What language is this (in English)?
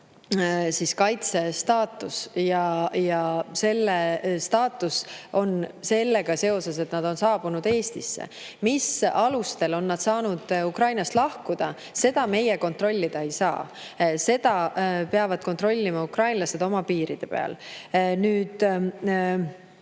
Estonian